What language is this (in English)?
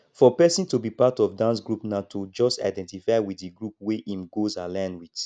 Nigerian Pidgin